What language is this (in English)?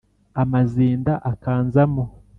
Kinyarwanda